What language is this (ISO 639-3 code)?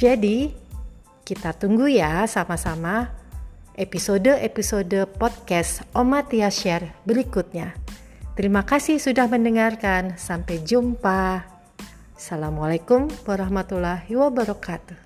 ind